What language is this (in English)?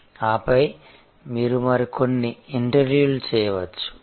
Telugu